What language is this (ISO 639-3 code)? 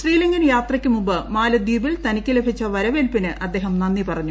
mal